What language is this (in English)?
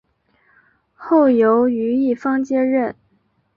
Chinese